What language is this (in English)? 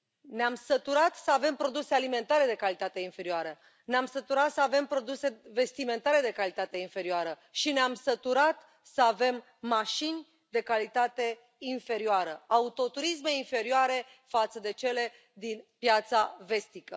Romanian